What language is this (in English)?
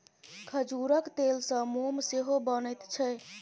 Maithili